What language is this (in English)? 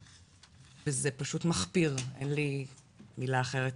Hebrew